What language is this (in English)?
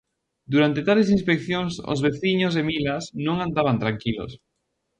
Galician